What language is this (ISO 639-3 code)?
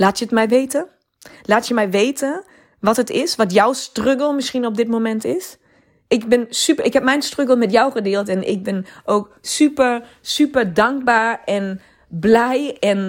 nld